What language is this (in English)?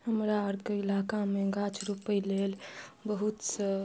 Maithili